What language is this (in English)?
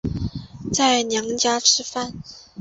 Chinese